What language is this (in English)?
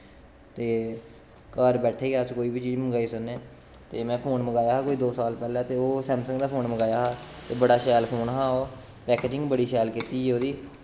Dogri